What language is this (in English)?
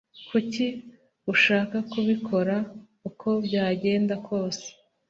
Kinyarwanda